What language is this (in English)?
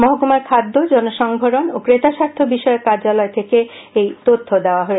Bangla